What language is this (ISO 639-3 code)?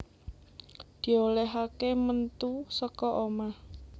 jav